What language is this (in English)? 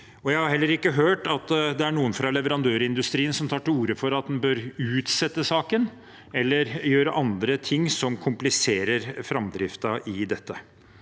Norwegian